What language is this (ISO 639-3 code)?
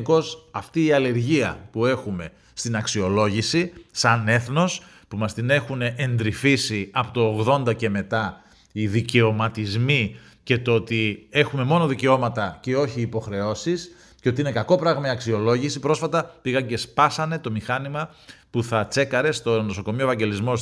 ell